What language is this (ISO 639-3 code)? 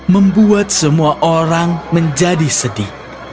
ind